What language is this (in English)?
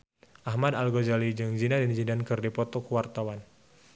Sundanese